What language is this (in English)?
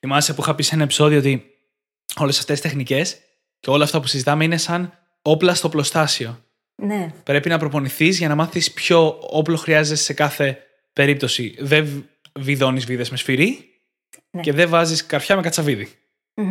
Greek